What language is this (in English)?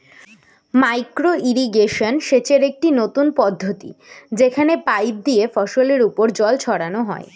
Bangla